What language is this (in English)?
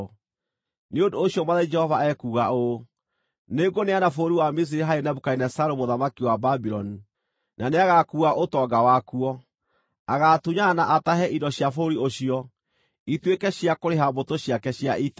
Kikuyu